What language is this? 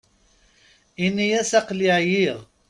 Kabyle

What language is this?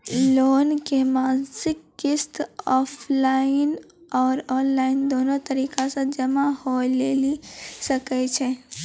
Maithili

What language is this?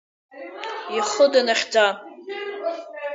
Abkhazian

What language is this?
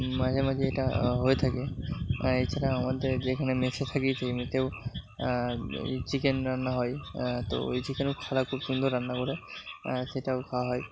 Bangla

